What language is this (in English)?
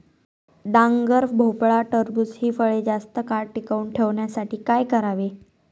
Marathi